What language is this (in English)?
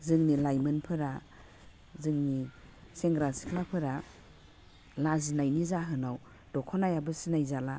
Bodo